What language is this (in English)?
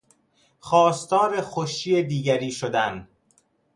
Persian